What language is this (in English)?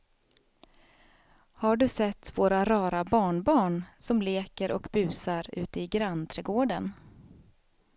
Swedish